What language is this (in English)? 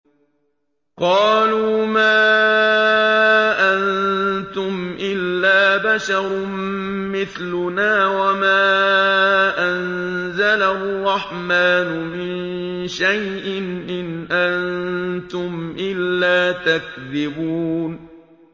Arabic